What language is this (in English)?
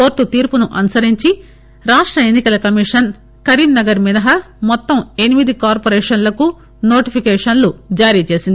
Telugu